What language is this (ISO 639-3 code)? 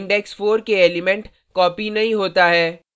hin